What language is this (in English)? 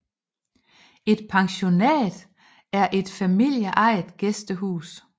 Danish